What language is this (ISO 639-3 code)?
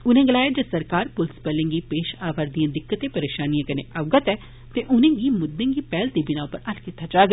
doi